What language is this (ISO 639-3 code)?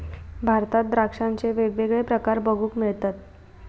mar